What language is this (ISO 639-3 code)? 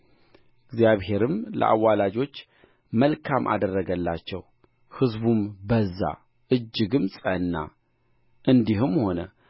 amh